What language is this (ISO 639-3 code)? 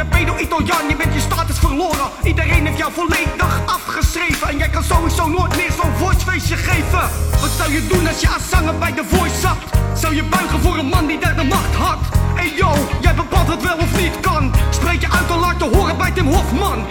nld